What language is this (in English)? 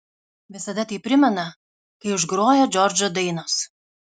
Lithuanian